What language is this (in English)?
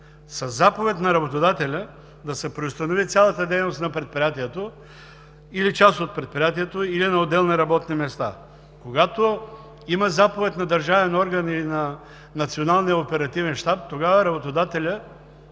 Bulgarian